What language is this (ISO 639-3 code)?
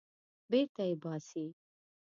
pus